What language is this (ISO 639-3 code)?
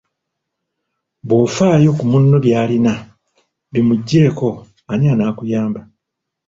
lug